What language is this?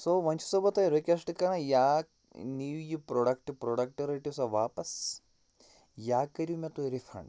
Kashmiri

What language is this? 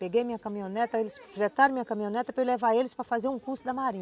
Portuguese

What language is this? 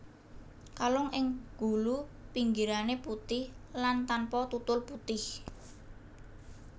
Javanese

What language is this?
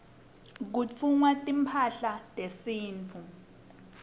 Swati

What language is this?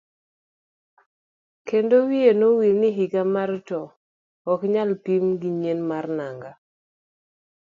Luo (Kenya and Tanzania)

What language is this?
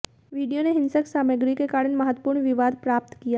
Hindi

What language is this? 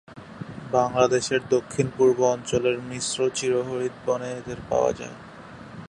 Bangla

